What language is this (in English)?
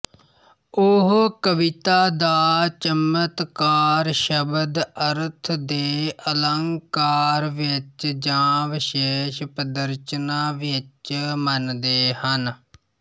Punjabi